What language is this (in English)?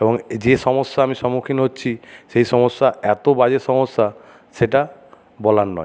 Bangla